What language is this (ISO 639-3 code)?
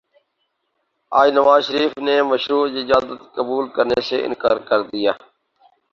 urd